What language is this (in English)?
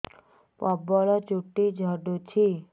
Odia